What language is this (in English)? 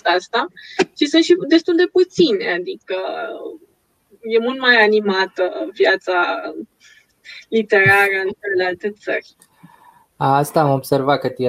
Romanian